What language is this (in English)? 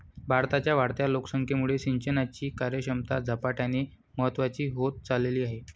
Marathi